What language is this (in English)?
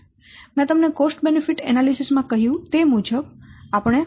Gujarati